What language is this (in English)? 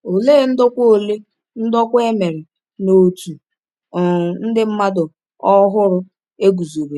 Igbo